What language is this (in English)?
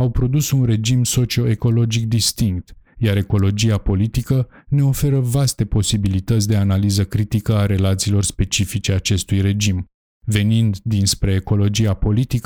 Romanian